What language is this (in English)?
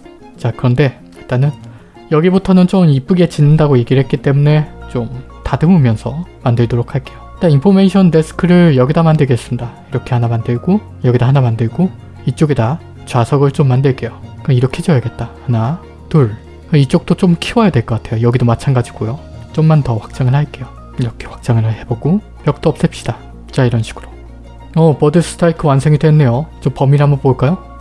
Korean